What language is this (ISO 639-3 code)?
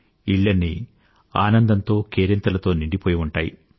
tel